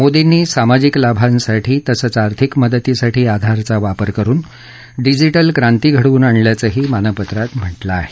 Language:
Marathi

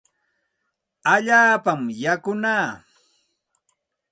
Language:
Santa Ana de Tusi Pasco Quechua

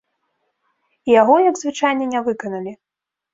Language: Belarusian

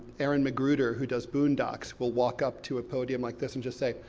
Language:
English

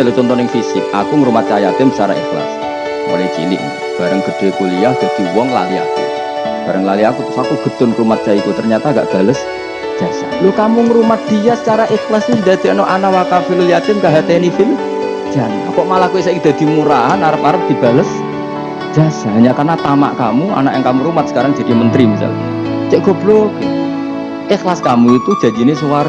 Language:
Indonesian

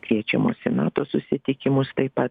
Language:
Lithuanian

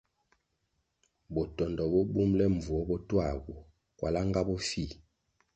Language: Kwasio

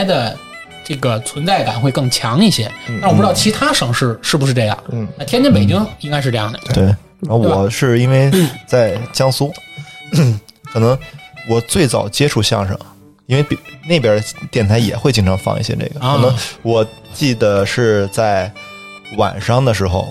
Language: Chinese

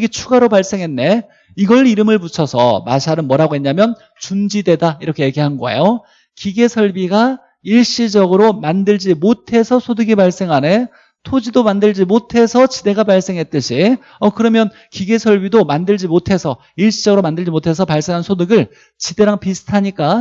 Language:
Korean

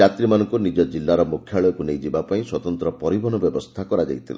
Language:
Odia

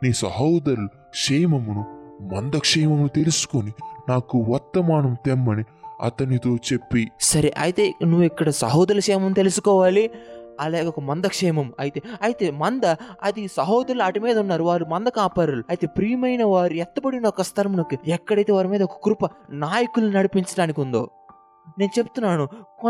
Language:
Telugu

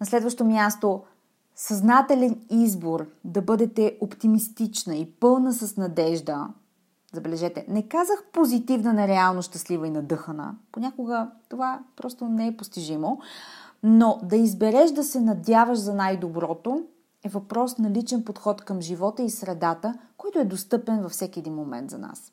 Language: Bulgarian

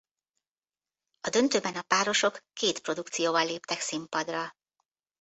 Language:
Hungarian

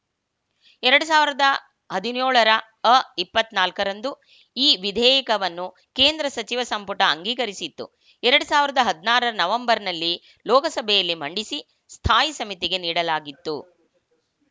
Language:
Kannada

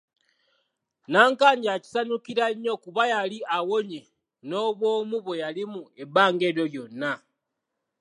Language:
Ganda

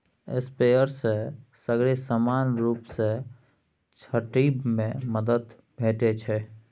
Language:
Maithili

